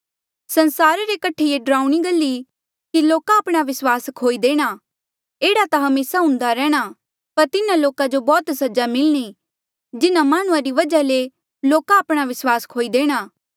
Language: Mandeali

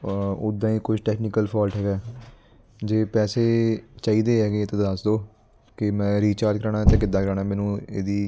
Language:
Punjabi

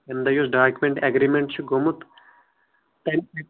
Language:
Kashmiri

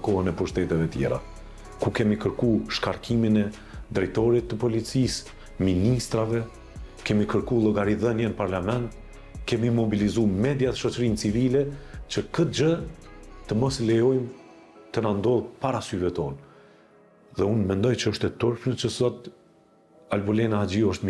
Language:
Romanian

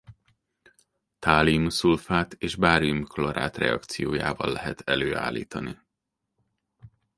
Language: Hungarian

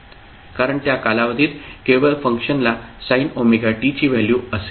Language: Marathi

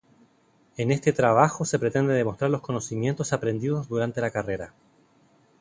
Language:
Spanish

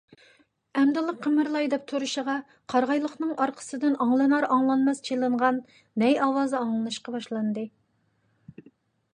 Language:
Uyghur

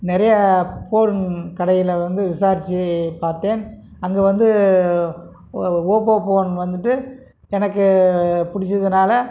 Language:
Tamil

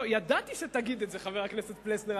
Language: Hebrew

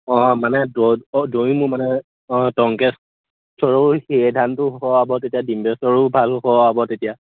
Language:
Assamese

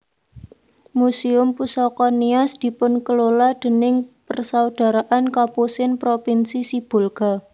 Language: Javanese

